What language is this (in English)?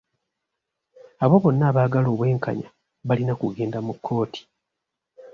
Ganda